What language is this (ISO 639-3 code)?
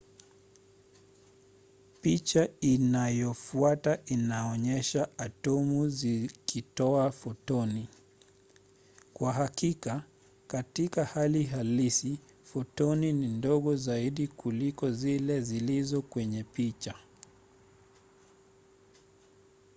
swa